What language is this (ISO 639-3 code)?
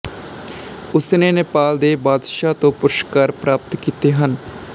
pan